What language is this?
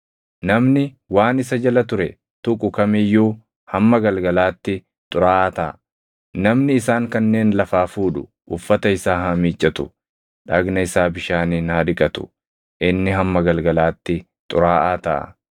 Oromo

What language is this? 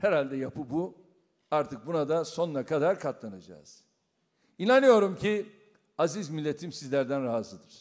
Turkish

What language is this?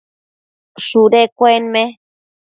Matsés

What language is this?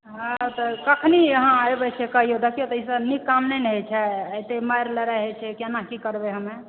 Maithili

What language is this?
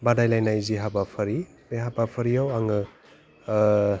Bodo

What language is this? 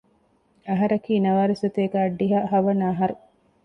Divehi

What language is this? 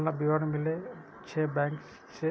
Maithili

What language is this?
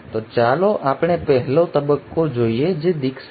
Gujarati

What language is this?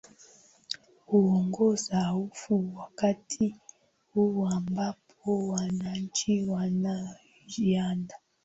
Swahili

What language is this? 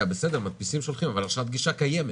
Hebrew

